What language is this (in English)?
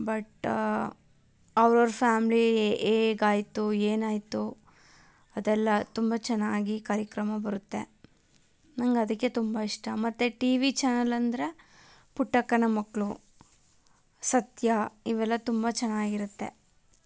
Kannada